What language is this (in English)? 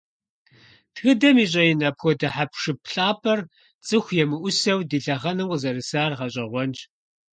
Kabardian